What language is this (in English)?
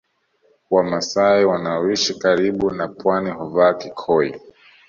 Swahili